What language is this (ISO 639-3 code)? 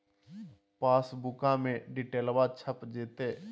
mag